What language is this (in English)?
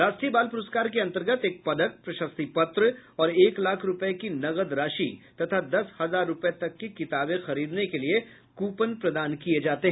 Hindi